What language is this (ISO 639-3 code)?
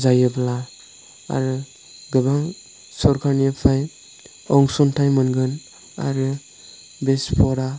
brx